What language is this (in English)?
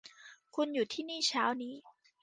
Thai